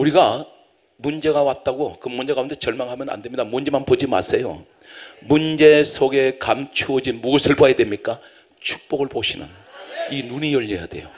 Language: Korean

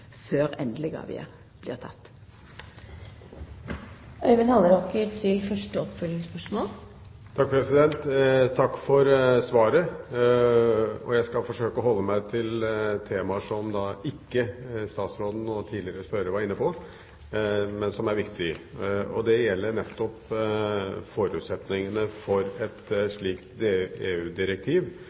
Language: Norwegian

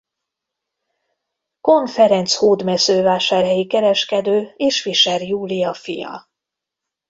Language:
Hungarian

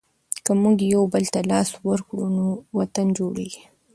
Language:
Pashto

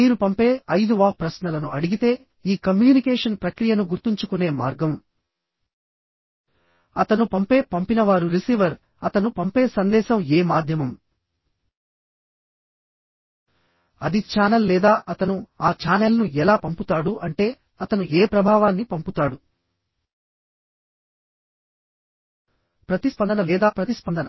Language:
Telugu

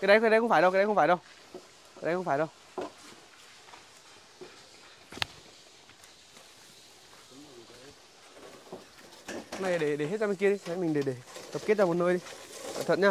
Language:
Vietnamese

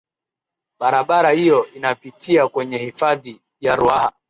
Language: Swahili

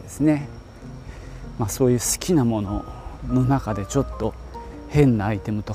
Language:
Japanese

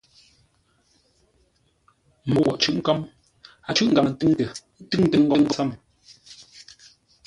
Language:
Ngombale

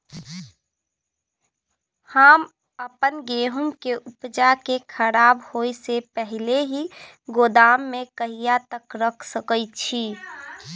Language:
Maithili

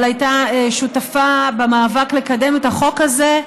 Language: Hebrew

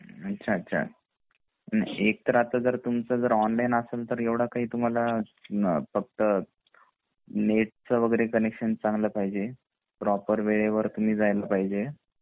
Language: Marathi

